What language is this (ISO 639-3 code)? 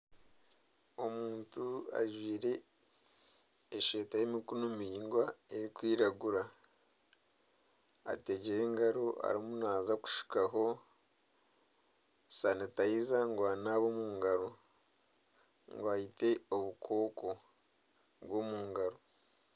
nyn